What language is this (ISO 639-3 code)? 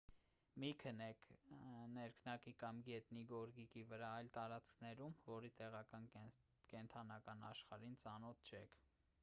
hye